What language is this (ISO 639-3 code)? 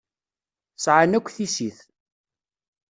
kab